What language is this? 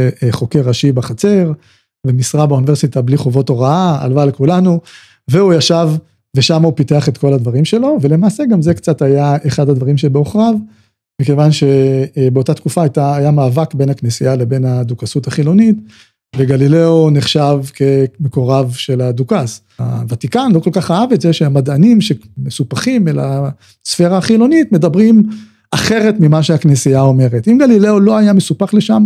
Hebrew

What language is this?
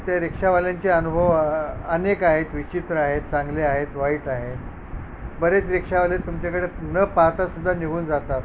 Marathi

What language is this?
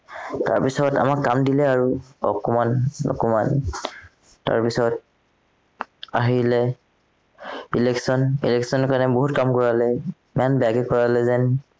Assamese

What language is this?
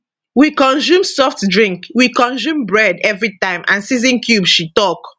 Nigerian Pidgin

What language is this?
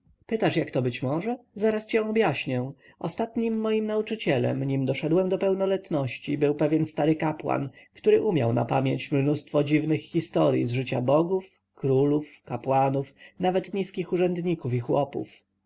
Polish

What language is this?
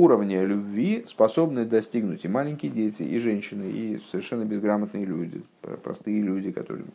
Russian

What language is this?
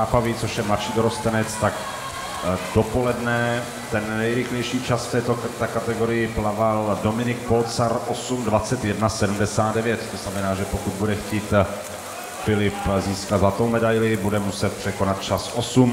Czech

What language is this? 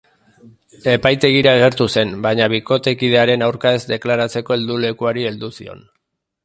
Basque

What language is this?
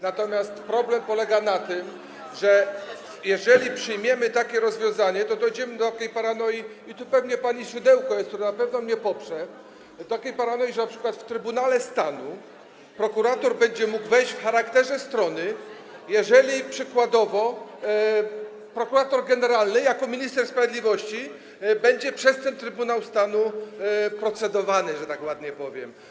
Polish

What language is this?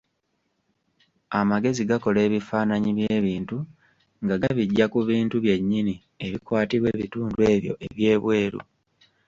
Ganda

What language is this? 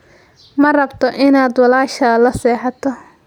Somali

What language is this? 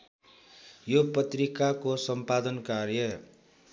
Nepali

